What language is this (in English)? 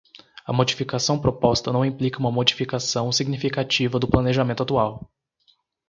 Portuguese